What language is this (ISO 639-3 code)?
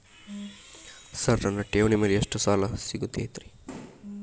kan